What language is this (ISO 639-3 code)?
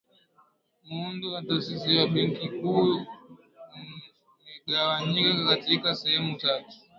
swa